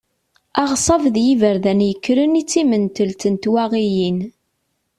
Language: Kabyle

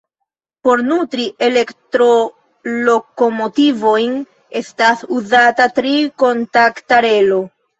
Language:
Esperanto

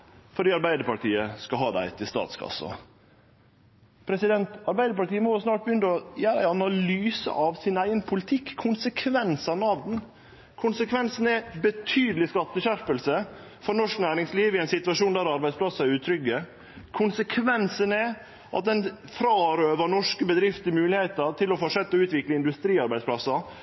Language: Norwegian Nynorsk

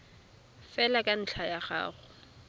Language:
Tswana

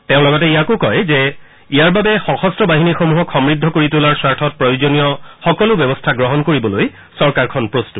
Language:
Assamese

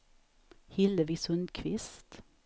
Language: Swedish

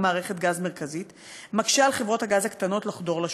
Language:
Hebrew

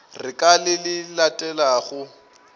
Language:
Northern Sotho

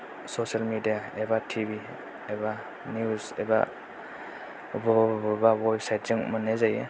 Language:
Bodo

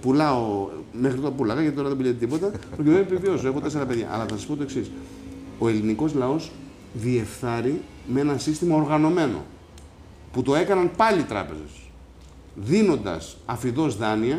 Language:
Greek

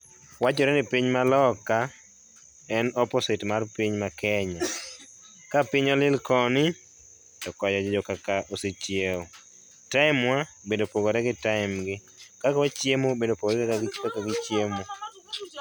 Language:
Luo (Kenya and Tanzania)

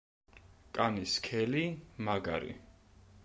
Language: Georgian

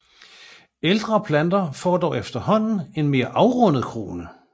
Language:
Danish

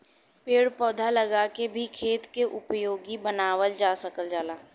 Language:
Bhojpuri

